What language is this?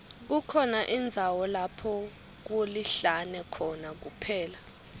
Swati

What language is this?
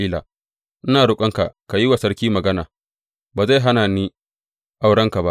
Hausa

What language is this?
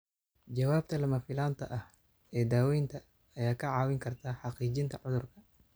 Somali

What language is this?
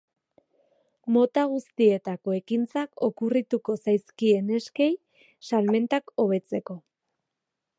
Basque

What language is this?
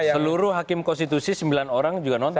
Indonesian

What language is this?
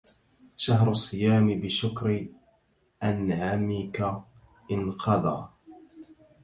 Arabic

